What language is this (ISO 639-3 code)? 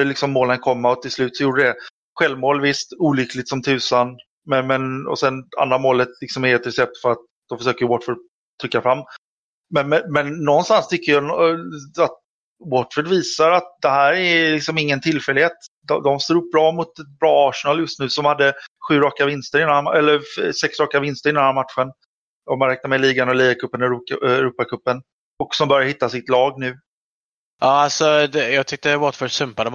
swe